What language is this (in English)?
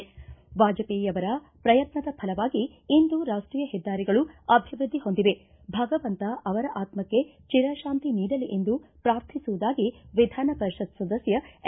Kannada